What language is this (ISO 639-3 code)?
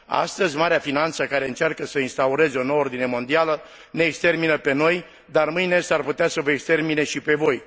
ron